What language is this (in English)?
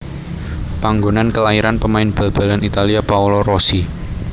Javanese